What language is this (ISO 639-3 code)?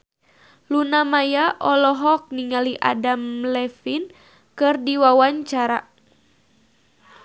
sun